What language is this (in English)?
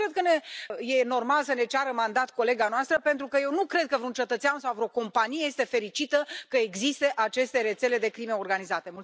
Romanian